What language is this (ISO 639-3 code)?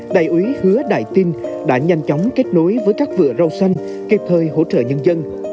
vie